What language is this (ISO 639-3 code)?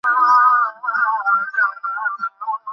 ben